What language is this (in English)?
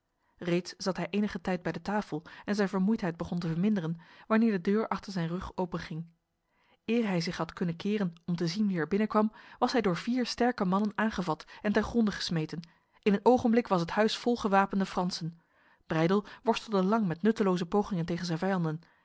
Dutch